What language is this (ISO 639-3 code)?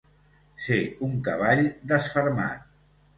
cat